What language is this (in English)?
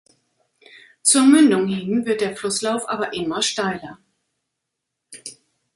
German